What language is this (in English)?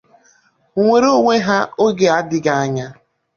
Igbo